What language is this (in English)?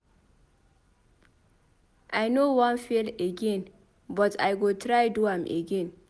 Nigerian Pidgin